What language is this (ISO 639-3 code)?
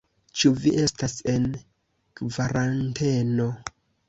epo